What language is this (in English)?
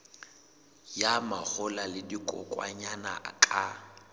Southern Sotho